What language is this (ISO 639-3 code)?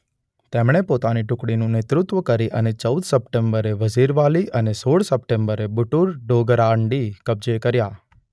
guj